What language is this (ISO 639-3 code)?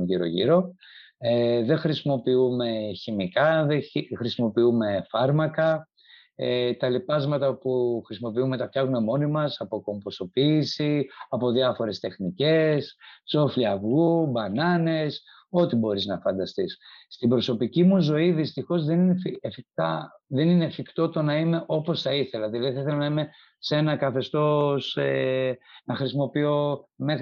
ell